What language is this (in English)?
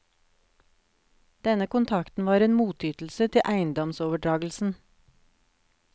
Norwegian